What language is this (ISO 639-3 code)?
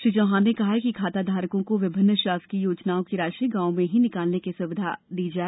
hin